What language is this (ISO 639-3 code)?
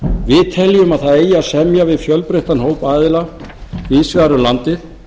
isl